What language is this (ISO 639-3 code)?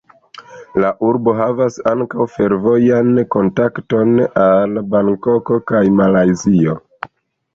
epo